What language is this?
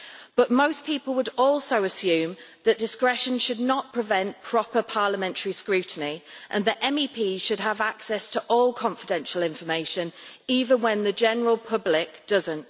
English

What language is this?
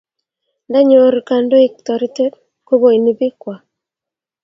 Kalenjin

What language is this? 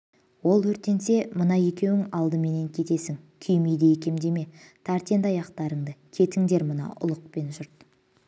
Kazakh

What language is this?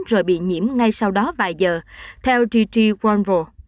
Vietnamese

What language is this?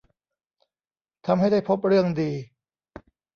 Thai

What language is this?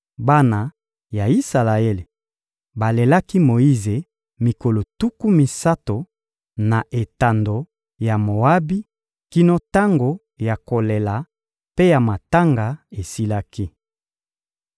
Lingala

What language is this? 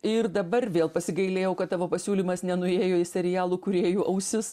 Lithuanian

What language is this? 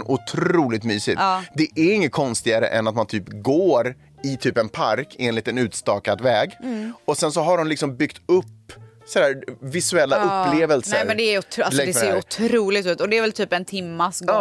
Swedish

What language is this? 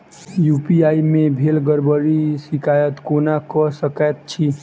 Maithili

